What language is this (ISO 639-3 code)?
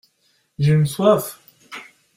fra